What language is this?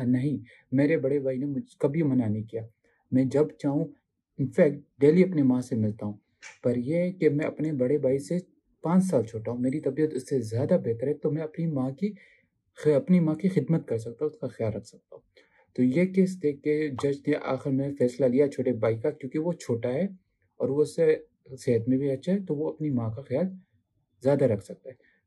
Urdu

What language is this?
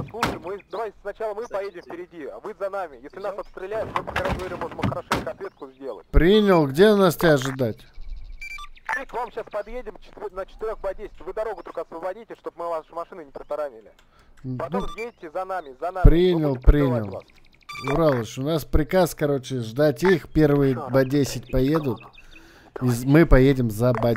Russian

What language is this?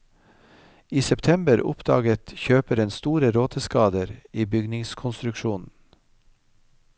Norwegian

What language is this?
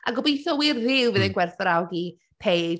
Welsh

